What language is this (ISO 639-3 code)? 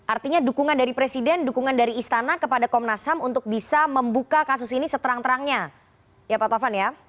ind